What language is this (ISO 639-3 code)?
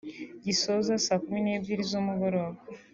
kin